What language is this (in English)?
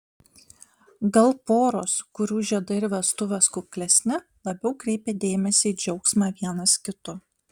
Lithuanian